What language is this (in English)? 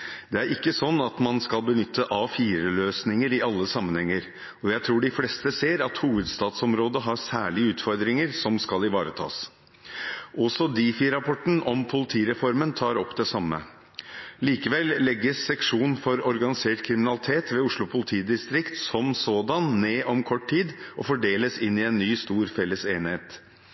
Norwegian Bokmål